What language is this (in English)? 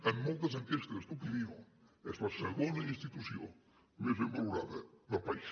Catalan